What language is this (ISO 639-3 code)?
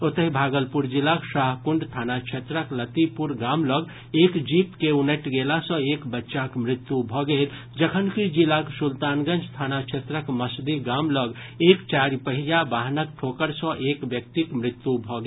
mai